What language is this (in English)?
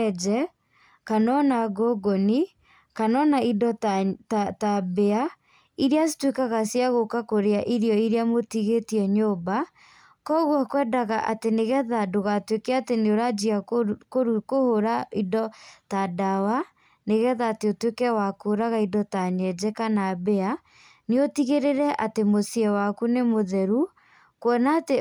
Kikuyu